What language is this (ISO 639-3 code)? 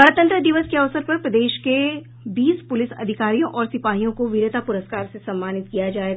hin